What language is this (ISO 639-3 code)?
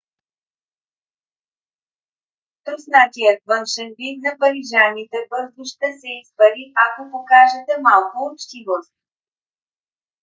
bul